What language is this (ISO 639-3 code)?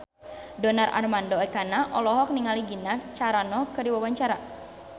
sun